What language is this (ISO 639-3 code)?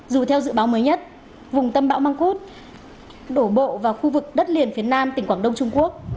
vie